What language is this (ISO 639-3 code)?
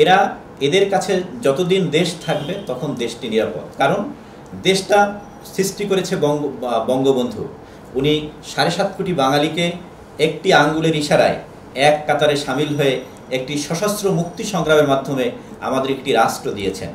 pol